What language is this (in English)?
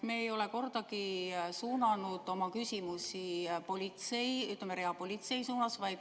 Estonian